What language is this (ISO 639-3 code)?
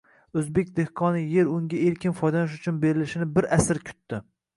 uzb